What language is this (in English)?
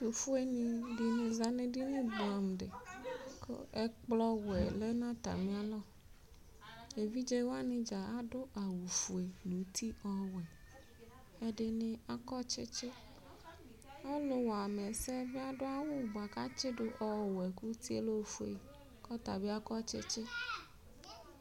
Ikposo